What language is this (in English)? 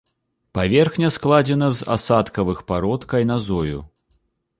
Belarusian